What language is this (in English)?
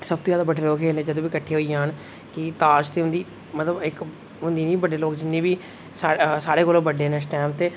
Dogri